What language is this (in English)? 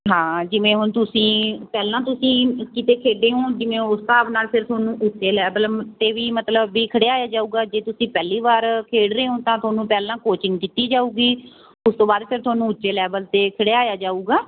Punjabi